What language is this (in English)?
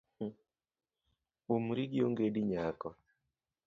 Luo (Kenya and Tanzania)